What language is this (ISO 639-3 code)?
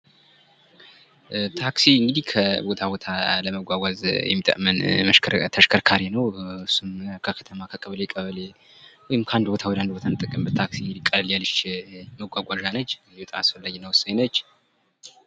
amh